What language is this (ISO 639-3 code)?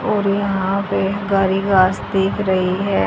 hin